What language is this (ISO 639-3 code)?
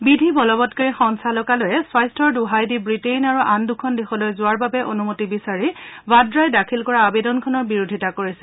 asm